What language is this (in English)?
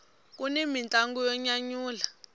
Tsonga